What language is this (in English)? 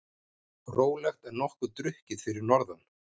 Icelandic